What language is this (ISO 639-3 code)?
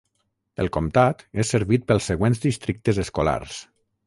cat